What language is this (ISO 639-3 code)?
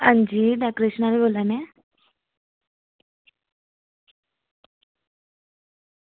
doi